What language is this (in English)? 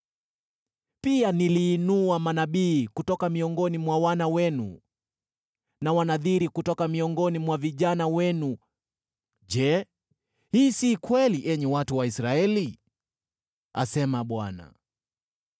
Swahili